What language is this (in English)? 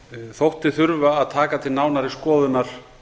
Icelandic